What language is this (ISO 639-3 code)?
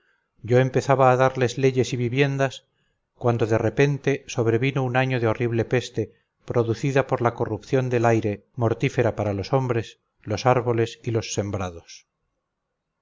spa